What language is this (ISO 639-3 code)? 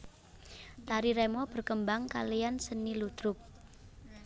jav